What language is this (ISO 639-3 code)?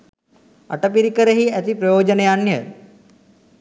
sin